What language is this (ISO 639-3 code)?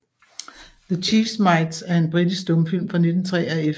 dan